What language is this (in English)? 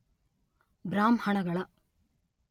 Kannada